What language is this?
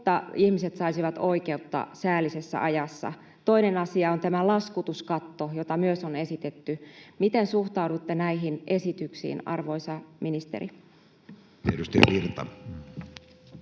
Finnish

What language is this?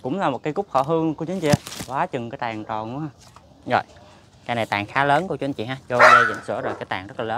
Vietnamese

